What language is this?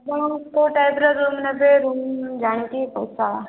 Odia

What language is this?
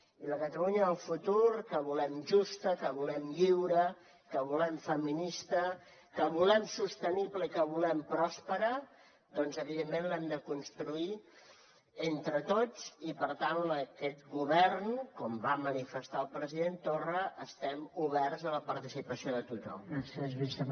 Catalan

